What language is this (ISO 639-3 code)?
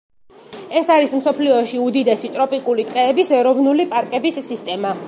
kat